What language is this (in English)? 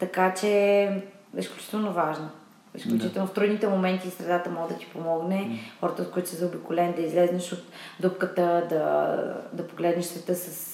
Bulgarian